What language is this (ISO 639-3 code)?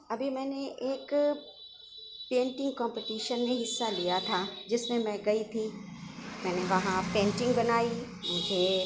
urd